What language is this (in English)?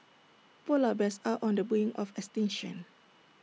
English